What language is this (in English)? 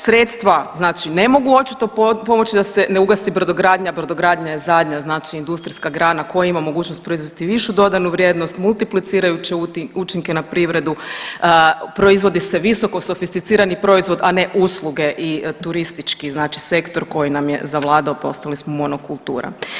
Croatian